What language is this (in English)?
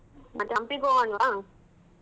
Kannada